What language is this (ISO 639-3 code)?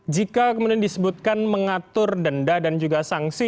ind